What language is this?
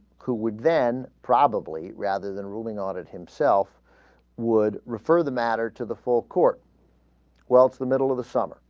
English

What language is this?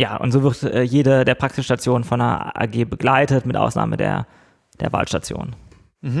German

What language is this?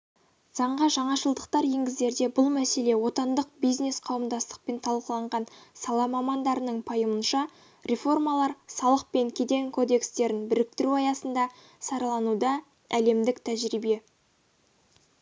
Kazakh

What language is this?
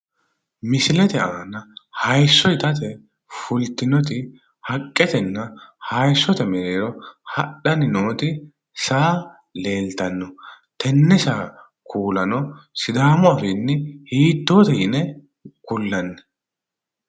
Sidamo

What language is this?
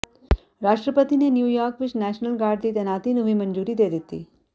Punjabi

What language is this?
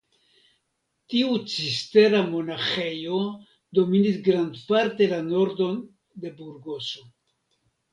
Esperanto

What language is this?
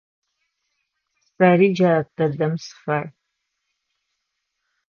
Adyghe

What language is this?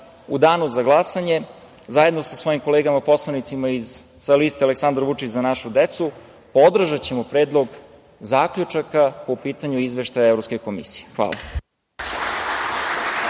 Serbian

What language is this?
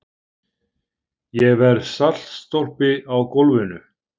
Icelandic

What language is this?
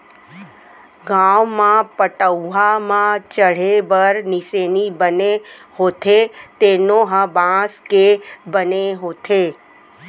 Chhattisgarhi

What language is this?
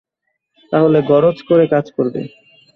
Bangla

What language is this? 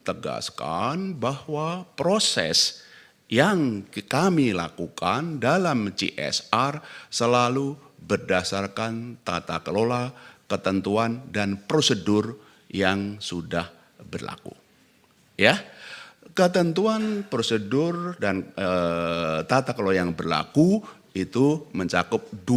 Indonesian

